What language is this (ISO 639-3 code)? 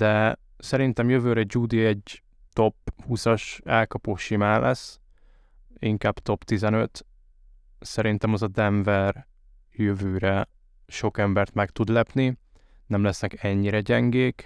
hun